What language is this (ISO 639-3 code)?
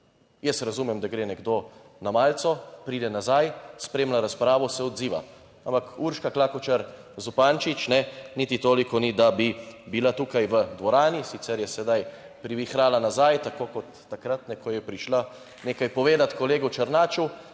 slv